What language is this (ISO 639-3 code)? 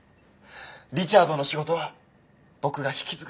jpn